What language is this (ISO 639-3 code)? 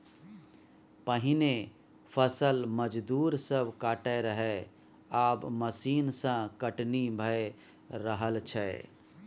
mai